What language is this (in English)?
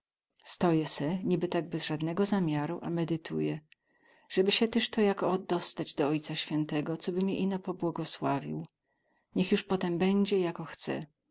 Polish